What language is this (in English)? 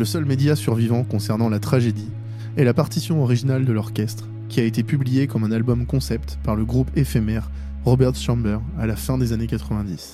French